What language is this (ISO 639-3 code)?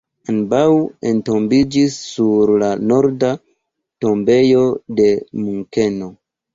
epo